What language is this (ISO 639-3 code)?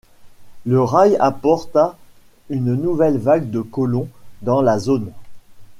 fra